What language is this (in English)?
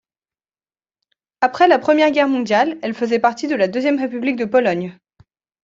French